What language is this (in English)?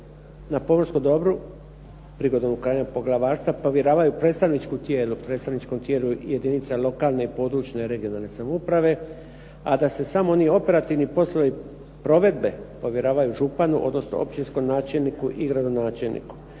Croatian